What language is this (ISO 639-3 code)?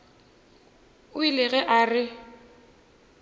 nso